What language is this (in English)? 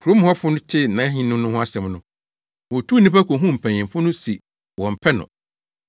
Akan